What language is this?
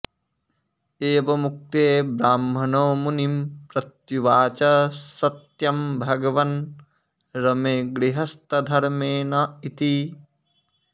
Sanskrit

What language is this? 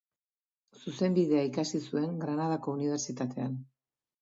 Basque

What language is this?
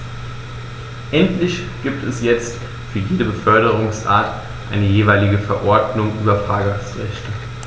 German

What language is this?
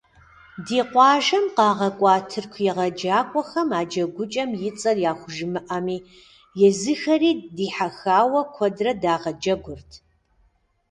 Kabardian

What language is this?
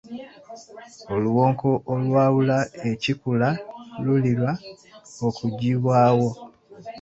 Ganda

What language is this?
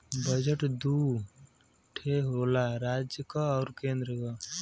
Bhojpuri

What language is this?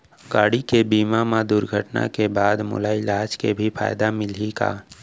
Chhattisgarhi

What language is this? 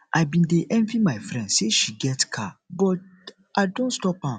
Nigerian Pidgin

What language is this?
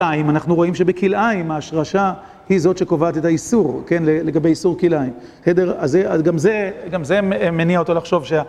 Hebrew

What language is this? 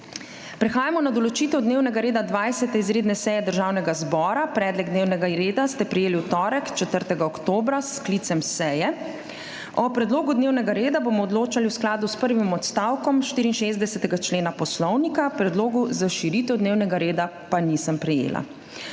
Slovenian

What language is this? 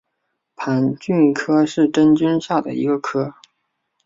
Chinese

